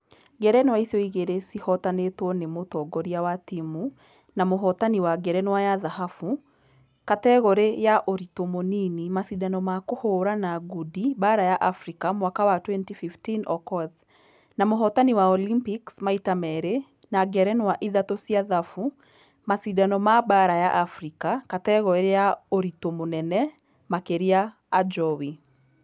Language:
Kikuyu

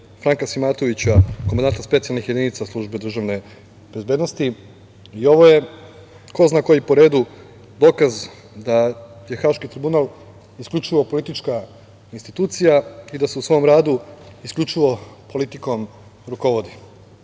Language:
Serbian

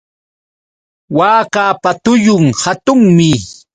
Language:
Yauyos Quechua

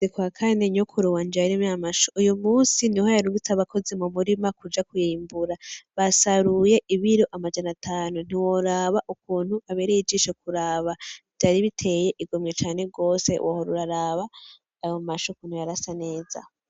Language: Rundi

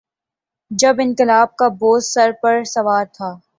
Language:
Urdu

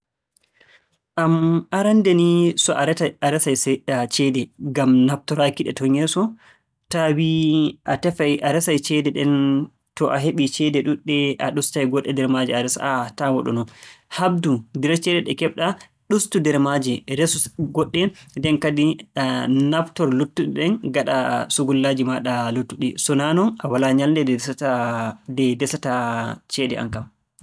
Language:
Borgu Fulfulde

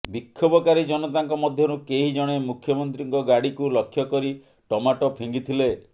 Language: Odia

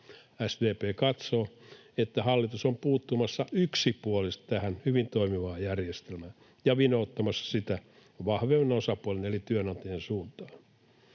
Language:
Finnish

